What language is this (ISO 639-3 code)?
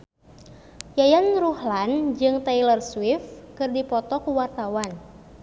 sun